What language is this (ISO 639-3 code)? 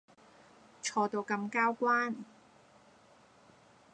yue